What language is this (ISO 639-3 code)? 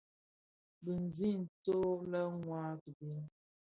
ksf